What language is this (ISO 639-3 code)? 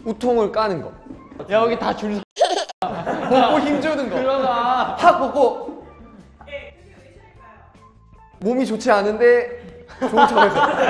kor